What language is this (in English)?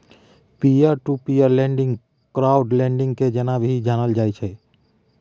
Maithili